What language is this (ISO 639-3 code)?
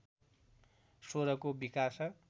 nep